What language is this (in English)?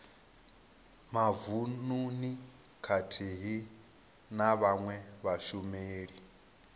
Venda